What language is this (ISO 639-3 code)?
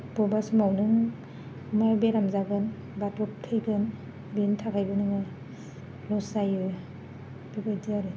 brx